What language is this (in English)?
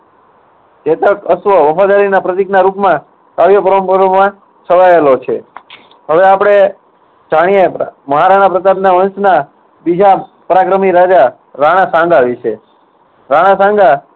Gujarati